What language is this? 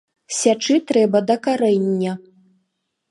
Belarusian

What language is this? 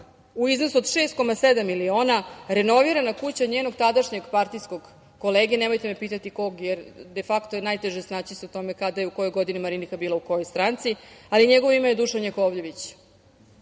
Serbian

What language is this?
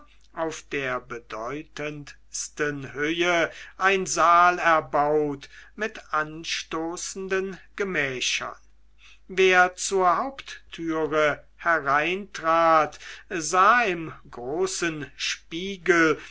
German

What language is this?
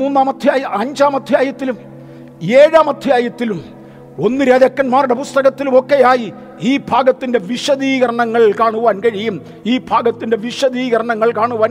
Malayalam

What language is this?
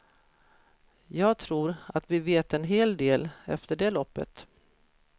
Swedish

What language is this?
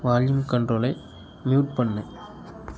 Tamil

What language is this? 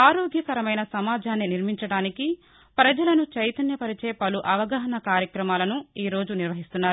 Telugu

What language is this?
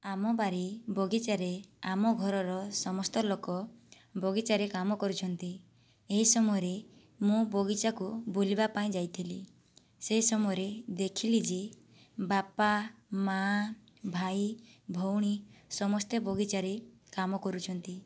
Odia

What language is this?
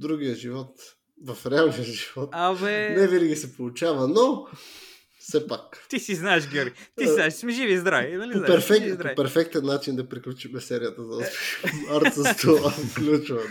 Bulgarian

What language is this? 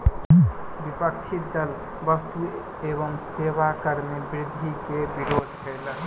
Maithili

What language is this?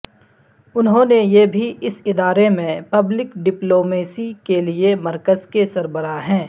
Urdu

